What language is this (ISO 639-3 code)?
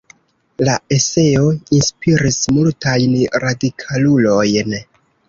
epo